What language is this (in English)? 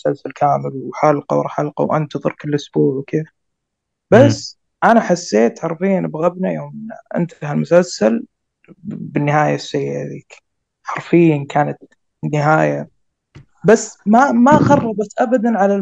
Arabic